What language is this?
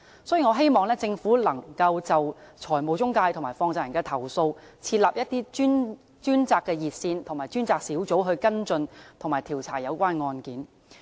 Cantonese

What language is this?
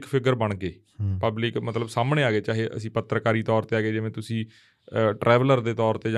Punjabi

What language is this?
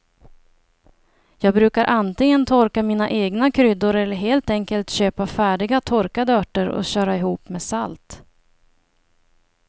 Swedish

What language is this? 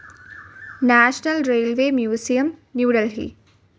Malayalam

